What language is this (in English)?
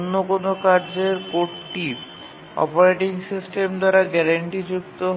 Bangla